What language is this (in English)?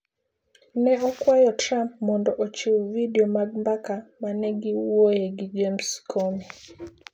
Luo (Kenya and Tanzania)